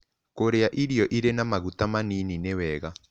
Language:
Kikuyu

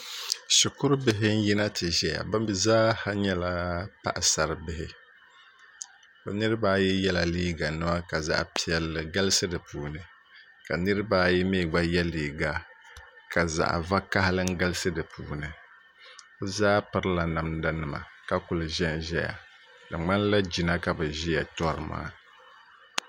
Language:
Dagbani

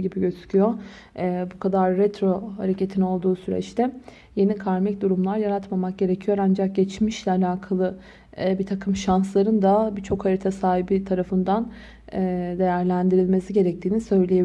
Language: Turkish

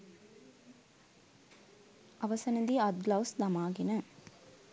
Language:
Sinhala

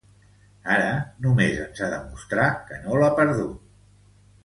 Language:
Catalan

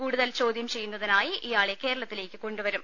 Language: Malayalam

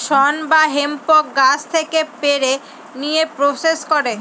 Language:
Bangla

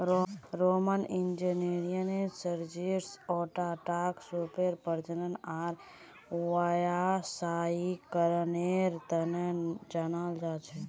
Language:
Magahi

